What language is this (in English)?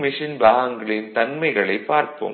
Tamil